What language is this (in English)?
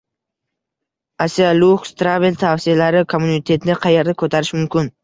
Uzbek